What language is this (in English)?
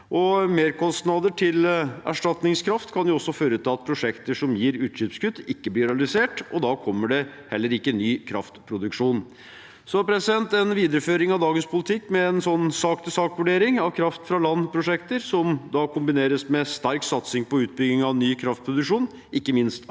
Norwegian